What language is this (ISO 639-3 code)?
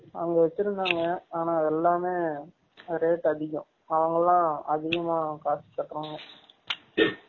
tam